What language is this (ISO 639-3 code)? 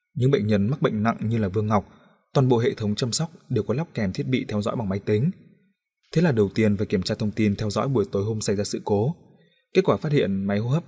vie